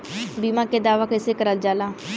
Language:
Bhojpuri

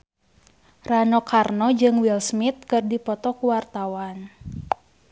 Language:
Sundanese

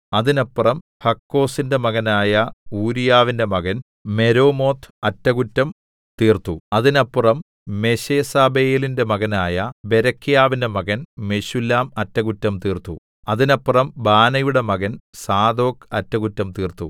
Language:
Malayalam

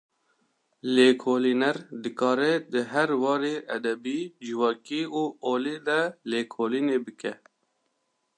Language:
Kurdish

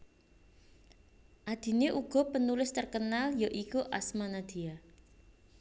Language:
Javanese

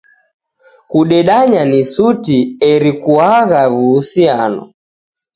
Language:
Taita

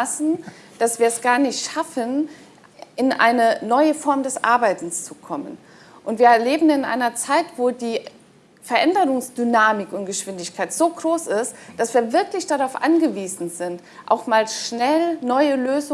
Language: German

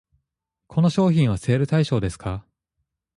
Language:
Japanese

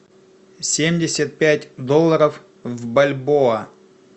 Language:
Russian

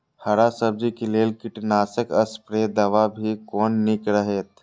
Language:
Maithili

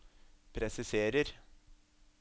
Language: Norwegian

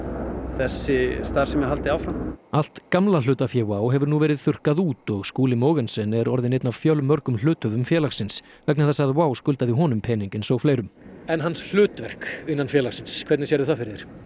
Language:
Icelandic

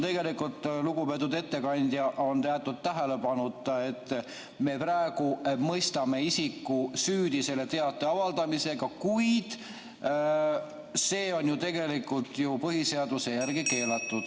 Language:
Estonian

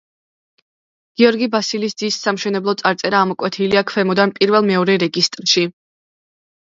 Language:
Georgian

